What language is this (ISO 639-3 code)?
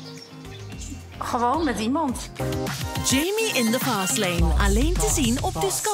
nld